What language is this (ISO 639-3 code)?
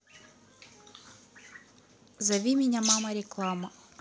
rus